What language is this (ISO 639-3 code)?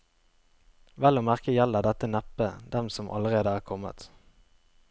nor